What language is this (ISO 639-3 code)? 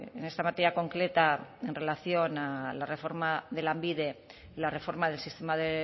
spa